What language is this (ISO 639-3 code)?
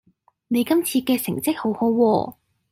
yue